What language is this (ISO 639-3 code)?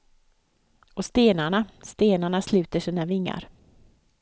swe